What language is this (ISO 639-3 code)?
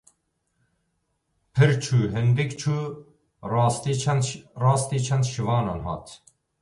kur